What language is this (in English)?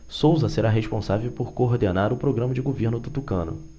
Portuguese